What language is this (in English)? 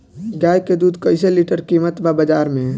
Bhojpuri